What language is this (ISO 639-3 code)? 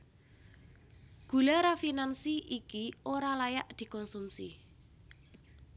jav